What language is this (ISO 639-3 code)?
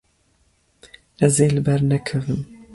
kur